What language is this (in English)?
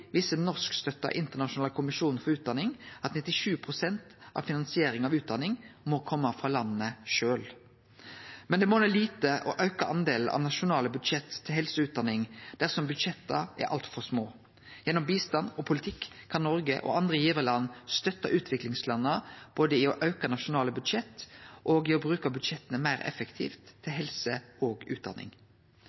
Norwegian Nynorsk